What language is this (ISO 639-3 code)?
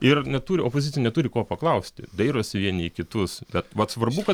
lit